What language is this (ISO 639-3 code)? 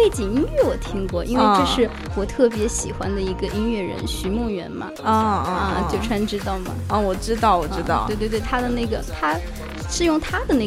zho